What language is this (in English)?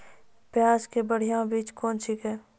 Maithili